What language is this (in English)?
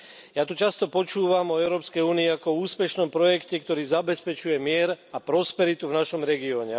Slovak